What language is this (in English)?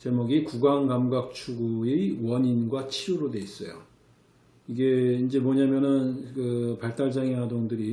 Korean